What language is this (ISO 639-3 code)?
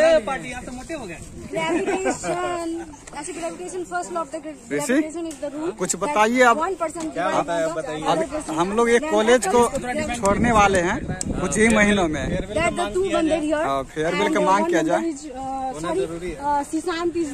hin